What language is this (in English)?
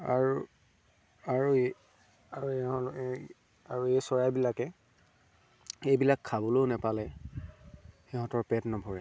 Assamese